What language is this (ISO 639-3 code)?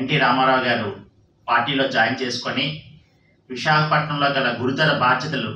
eng